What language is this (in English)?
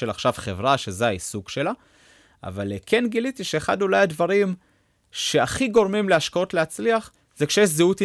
Hebrew